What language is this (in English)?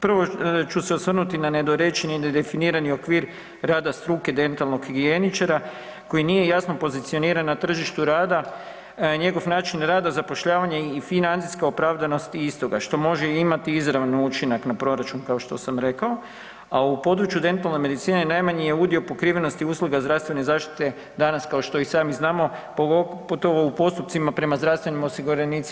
Croatian